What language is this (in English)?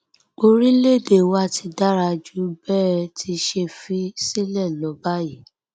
Yoruba